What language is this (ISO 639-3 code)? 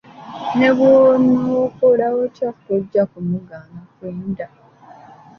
lug